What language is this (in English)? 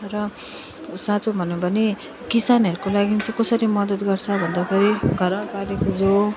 Nepali